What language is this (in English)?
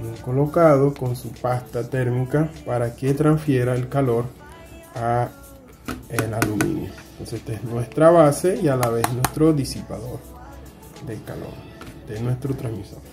Spanish